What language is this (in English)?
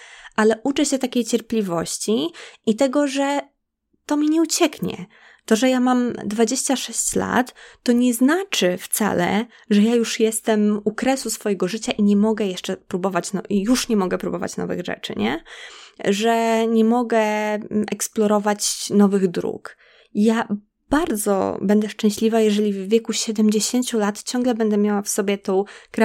Polish